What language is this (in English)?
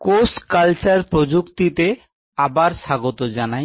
Bangla